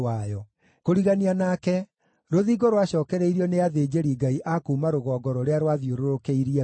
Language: Kikuyu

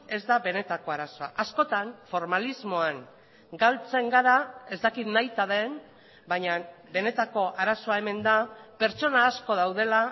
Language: Basque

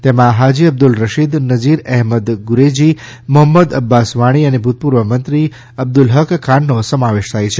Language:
Gujarati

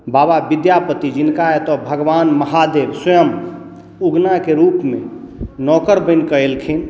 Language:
Maithili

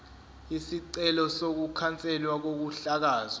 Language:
Zulu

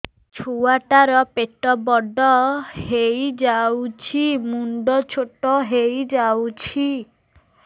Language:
Odia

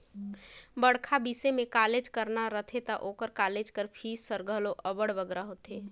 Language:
Chhattisgarhi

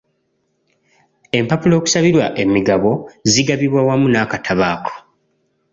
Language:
Ganda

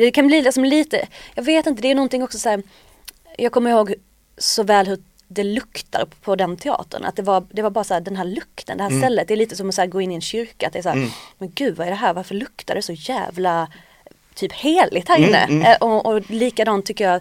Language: Swedish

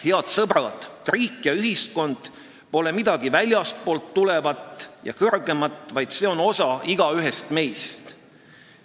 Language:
Estonian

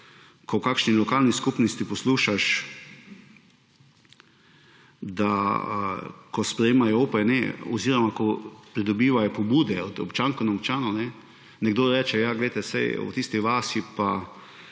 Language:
Slovenian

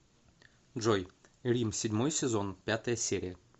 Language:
Russian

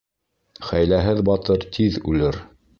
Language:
Bashkir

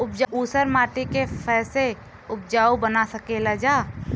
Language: Bhojpuri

